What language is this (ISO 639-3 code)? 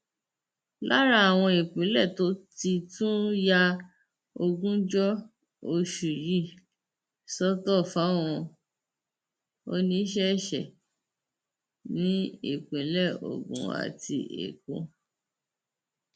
yor